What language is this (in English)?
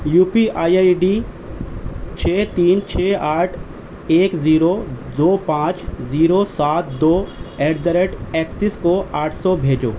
Urdu